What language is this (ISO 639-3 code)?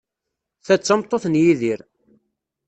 kab